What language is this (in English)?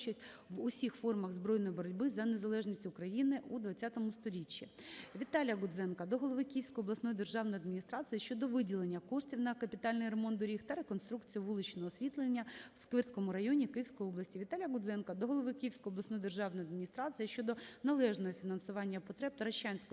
Ukrainian